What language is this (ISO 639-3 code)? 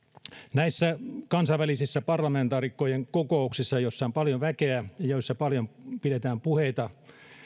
fin